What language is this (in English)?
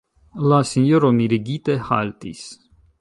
Esperanto